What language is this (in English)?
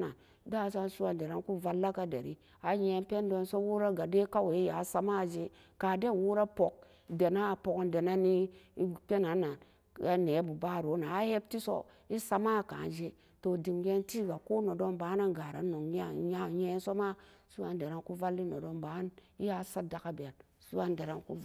Samba Daka